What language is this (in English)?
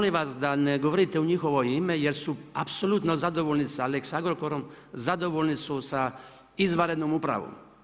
Croatian